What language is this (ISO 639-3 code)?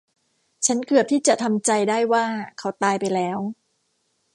tha